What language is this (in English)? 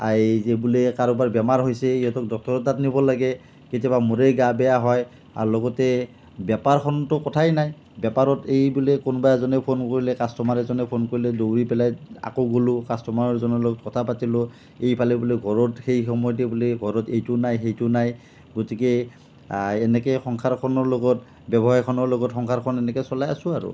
Assamese